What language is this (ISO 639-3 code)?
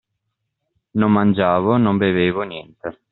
ita